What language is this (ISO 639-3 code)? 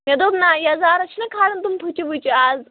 kas